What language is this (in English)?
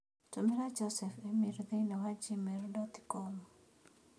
Kikuyu